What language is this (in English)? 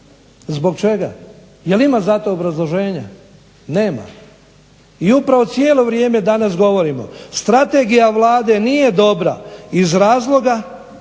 Croatian